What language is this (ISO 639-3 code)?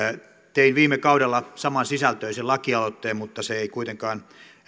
fin